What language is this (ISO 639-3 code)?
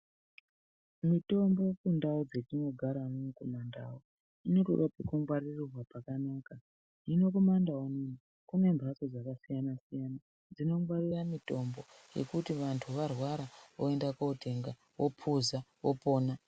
ndc